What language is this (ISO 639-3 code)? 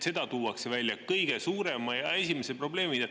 est